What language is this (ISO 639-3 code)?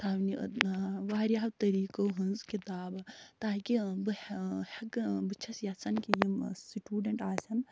kas